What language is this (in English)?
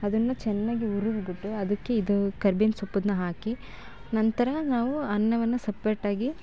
Kannada